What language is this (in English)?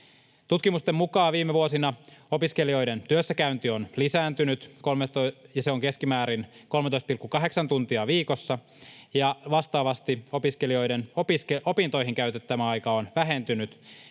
Finnish